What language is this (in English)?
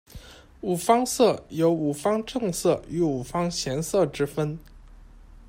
Chinese